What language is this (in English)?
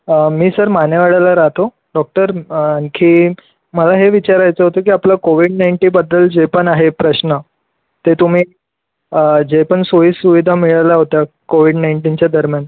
Marathi